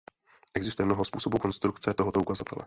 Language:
Czech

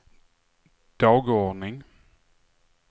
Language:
Swedish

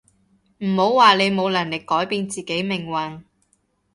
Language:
Cantonese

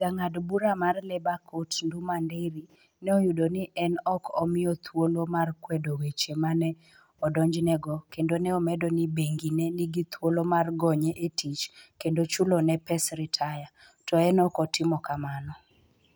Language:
Luo (Kenya and Tanzania)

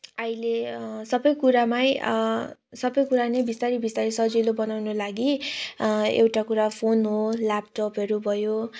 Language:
Nepali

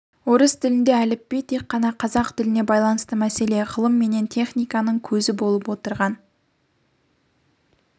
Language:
Kazakh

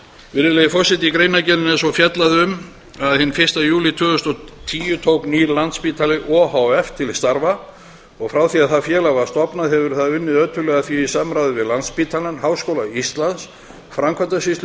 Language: Icelandic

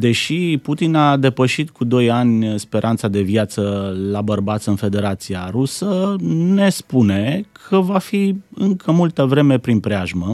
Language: Romanian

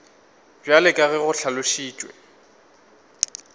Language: Northern Sotho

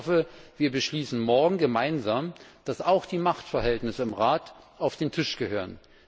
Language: German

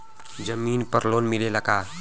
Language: Bhojpuri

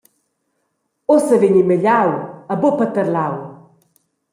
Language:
Romansh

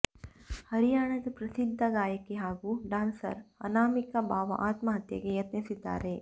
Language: Kannada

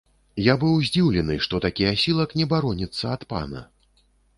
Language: Belarusian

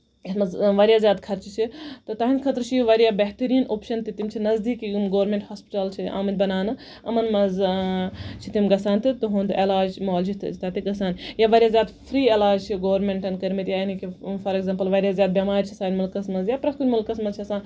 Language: Kashmiri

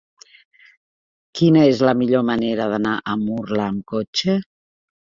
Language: Catalan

